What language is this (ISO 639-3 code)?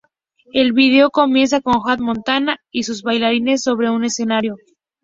spa